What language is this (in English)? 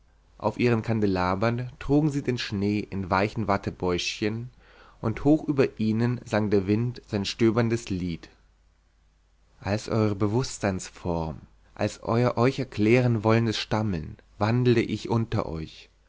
German